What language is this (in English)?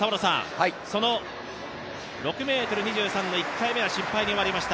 Japanese